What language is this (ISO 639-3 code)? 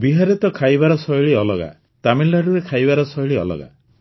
ori